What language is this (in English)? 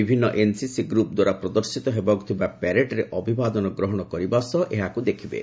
Odia